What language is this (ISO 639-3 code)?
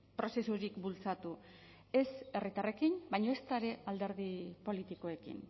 eus